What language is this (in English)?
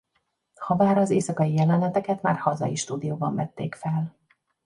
Hungarian